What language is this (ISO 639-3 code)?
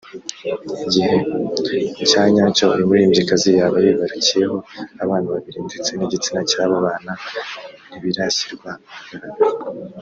kin